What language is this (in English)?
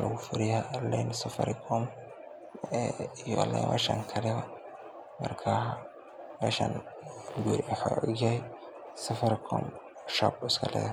Somali